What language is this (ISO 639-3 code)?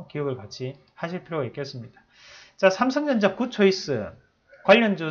kor